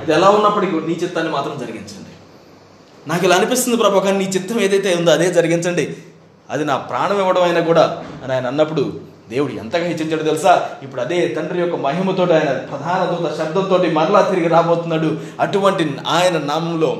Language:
Telugu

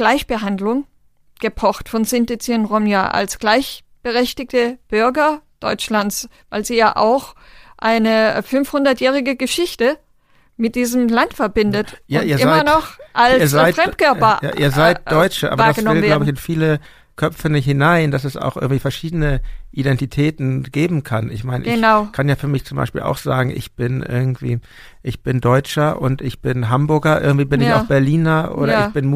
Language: German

